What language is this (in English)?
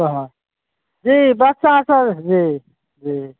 Maithili